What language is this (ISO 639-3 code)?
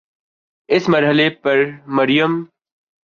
urd